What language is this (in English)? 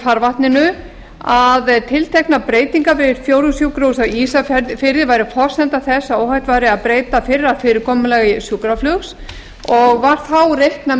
Icelandic